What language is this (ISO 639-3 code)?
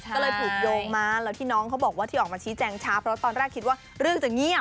tha